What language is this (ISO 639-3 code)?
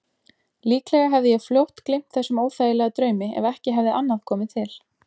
isl